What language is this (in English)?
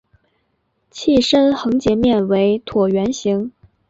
Chinese